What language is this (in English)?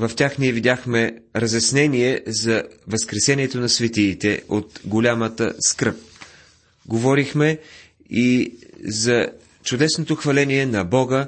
Bulgarian